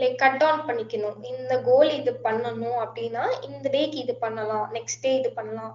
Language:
Tamil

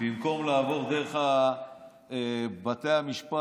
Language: Hebrew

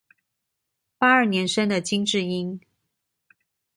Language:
Chinese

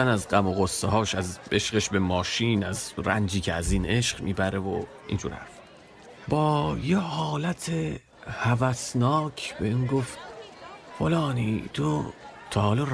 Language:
Persian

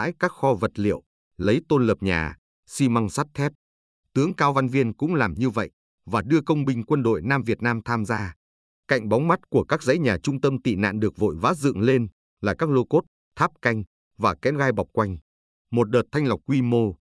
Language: Vietnamese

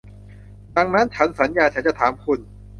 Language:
Thai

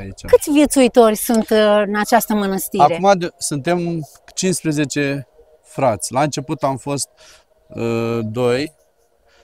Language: Romanian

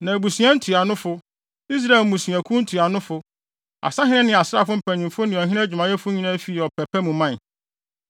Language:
Akan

